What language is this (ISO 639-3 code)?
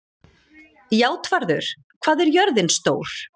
isl